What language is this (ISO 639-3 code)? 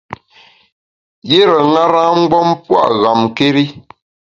bax